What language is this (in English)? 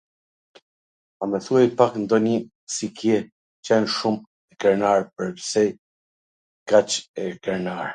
Gheg Albanian